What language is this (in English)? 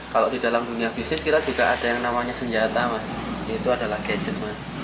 Indonesian